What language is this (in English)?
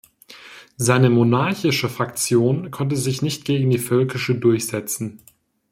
German